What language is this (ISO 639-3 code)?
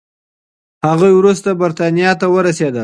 pus